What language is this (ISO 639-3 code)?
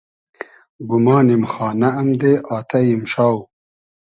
haz